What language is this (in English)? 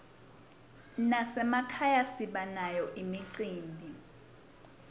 Swati